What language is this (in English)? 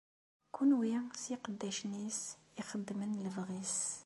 Kabyle